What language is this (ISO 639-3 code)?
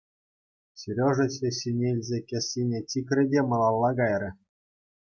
chv